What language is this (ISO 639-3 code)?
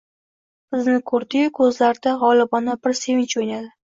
uzb